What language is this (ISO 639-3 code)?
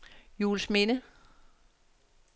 dan